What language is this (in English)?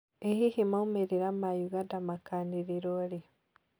Kikuyu